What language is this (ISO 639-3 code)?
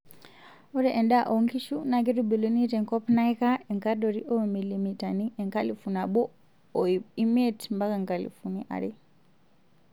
mas